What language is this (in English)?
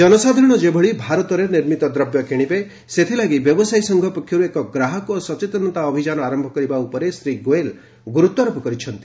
Odia